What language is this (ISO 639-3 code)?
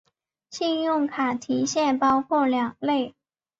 zho